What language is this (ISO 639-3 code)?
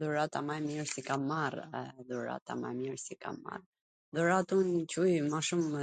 aln